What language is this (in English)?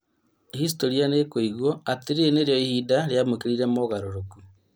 Kikuyu